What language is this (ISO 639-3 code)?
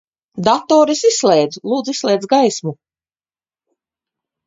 lav